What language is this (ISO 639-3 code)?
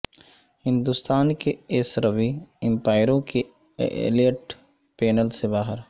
urd